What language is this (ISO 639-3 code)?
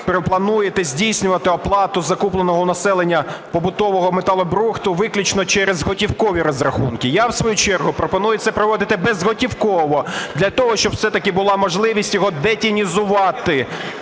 ukr